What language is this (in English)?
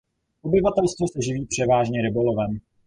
Czech